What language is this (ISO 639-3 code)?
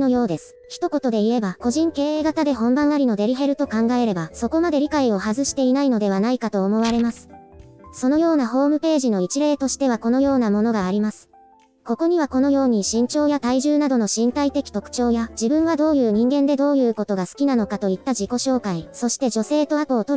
jpn